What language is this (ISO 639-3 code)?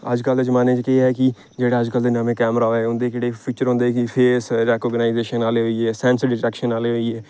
doi